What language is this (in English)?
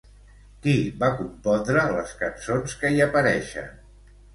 Catalan